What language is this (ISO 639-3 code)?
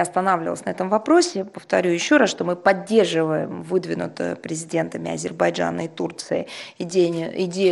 rus